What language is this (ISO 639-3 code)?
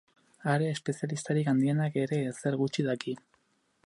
eus